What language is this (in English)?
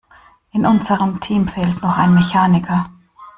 German